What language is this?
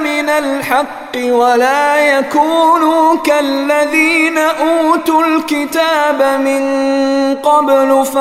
Swahili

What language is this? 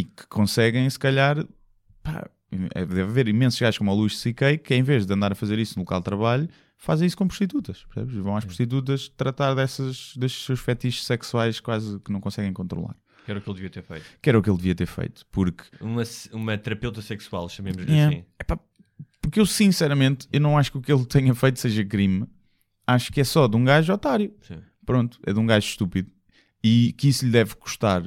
Portuguese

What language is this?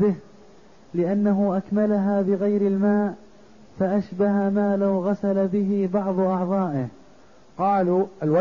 Arabic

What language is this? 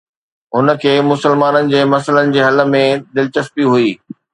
Sindhi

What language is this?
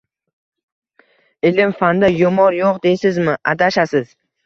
Uzbek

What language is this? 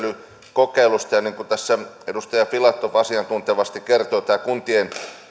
Finnish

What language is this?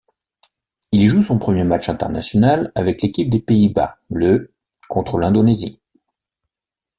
French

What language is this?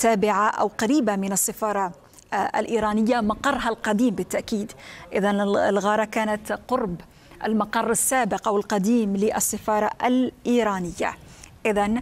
Arabic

